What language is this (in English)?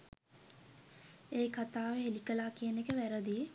Sinhala